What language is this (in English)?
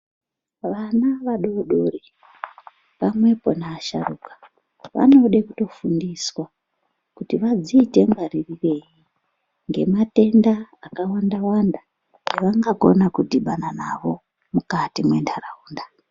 Ndau